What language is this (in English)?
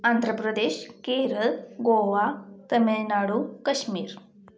Marathi